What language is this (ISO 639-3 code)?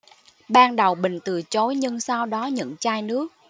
vie